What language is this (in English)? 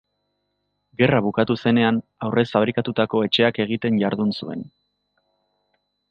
Basque